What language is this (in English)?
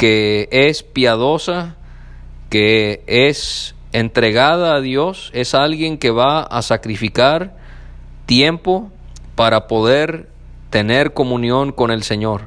Spanish